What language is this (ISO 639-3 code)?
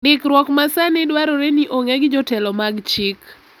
luo